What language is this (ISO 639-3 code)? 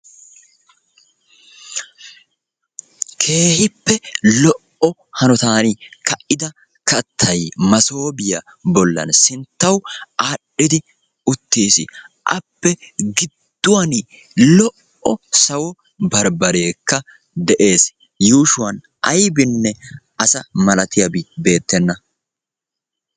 wal